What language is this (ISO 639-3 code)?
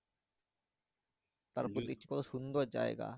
ben